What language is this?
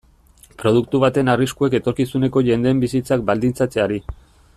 Basque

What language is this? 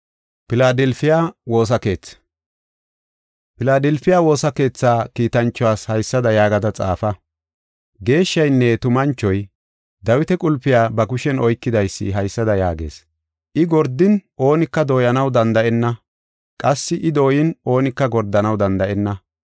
Gofa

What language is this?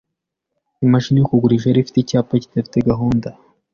Kinyarwanda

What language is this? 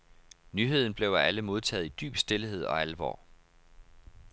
Danish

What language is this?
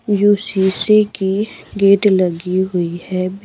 Hindi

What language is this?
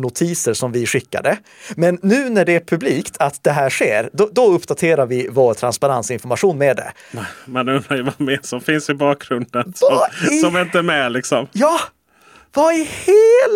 Swedish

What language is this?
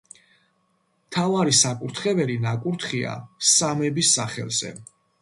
Georgian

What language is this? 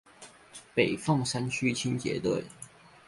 Chinese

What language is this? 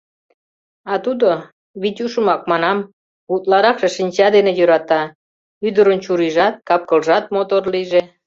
Mari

